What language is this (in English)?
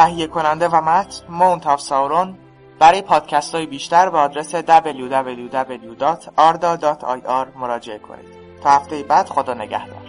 Persian